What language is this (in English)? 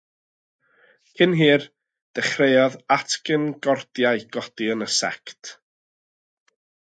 Welsh